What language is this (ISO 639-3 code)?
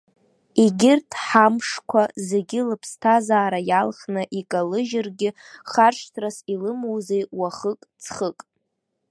abk